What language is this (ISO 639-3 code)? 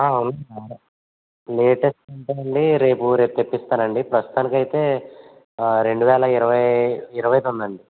tel